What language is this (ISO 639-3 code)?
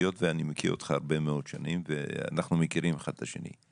heb